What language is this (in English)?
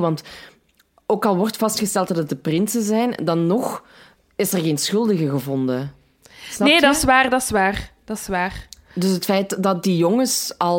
Dutch